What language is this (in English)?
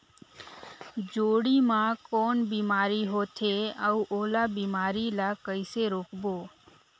Chhattisgarhi